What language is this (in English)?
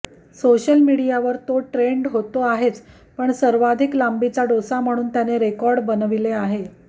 Marathi